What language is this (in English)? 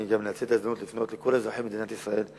Hebrew